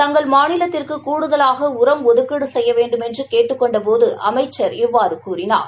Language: Tamil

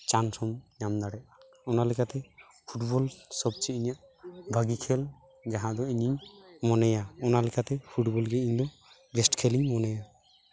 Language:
Santali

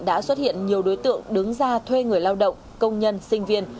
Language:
Vietnamese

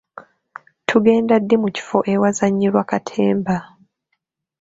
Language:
Ganda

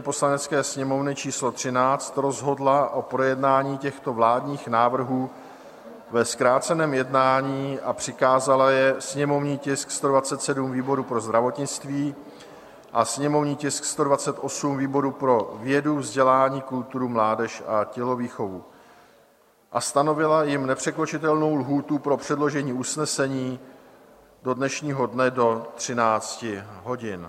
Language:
Czech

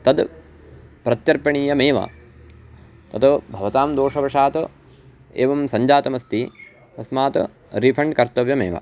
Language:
Sanskrit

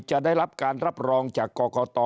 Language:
Thai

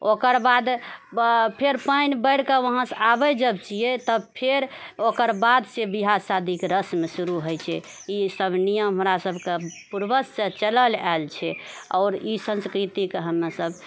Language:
Maithili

